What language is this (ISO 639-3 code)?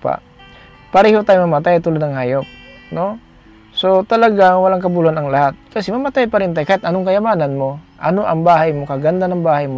fil